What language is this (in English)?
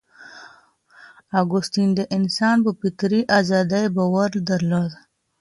Pashto